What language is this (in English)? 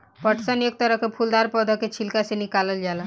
Bhojpuri